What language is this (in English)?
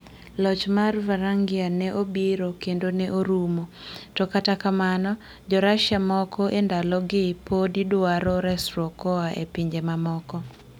Luo (Kenya and Tanzania)